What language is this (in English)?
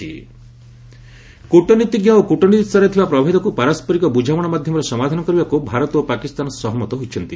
Odia